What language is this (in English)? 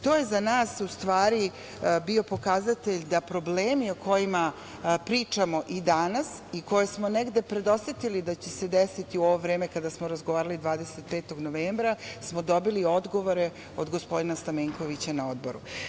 Serbian